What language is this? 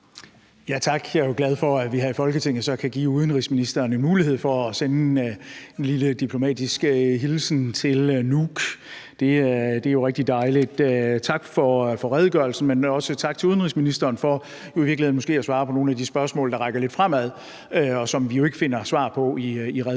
Danish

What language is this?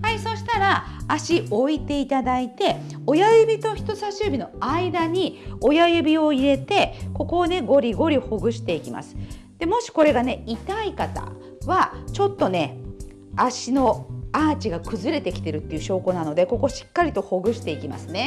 Japanese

